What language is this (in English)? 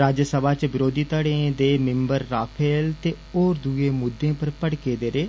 Dogri